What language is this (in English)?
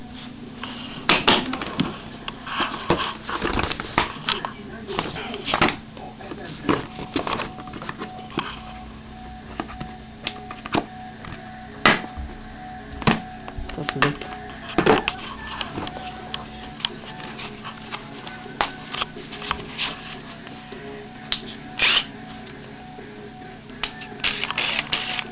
Bulgarian